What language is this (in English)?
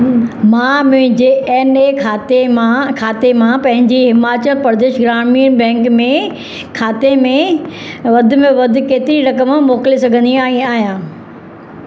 Sindhi